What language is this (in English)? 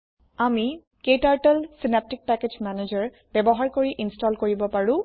Assamese